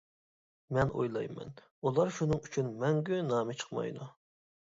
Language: Uyghur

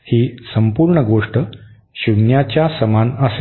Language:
Marathi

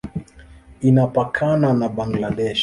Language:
Swahili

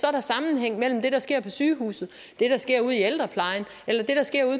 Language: Danish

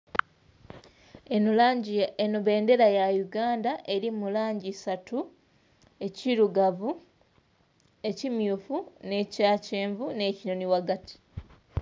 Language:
Soga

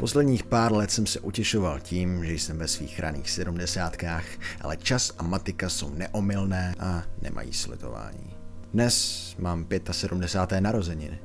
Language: Czech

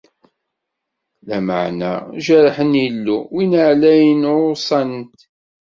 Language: Kabyle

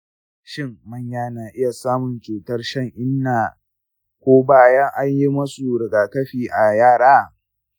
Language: Hausa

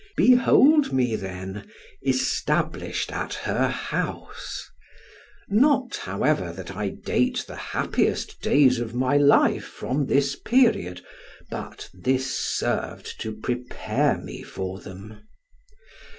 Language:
English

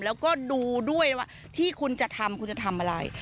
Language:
Thai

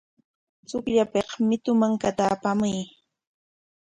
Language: Corongo Ancash Quechua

